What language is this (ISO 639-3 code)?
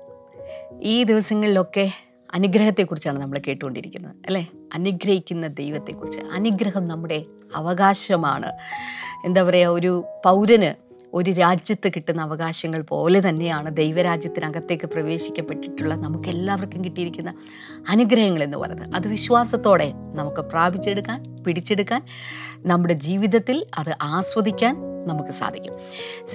mal